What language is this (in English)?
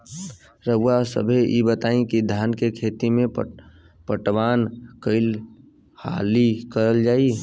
Bhojpuri